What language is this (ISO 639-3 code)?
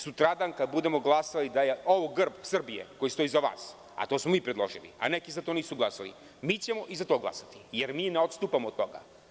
srp